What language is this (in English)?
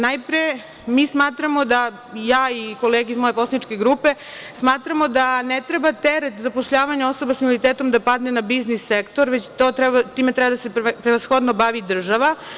Serbian